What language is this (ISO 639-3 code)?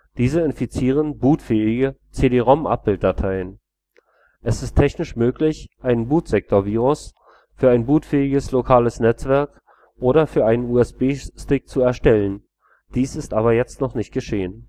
deu